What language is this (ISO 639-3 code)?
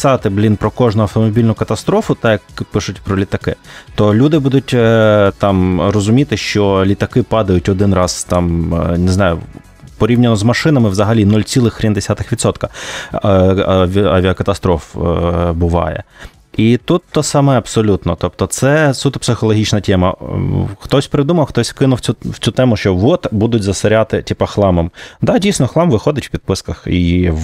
ukr